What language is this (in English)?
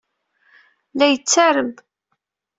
Kabyle